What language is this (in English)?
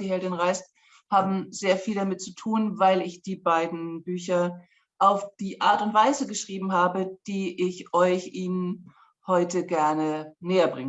German